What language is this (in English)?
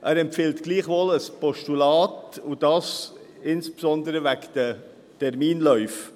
Swiss German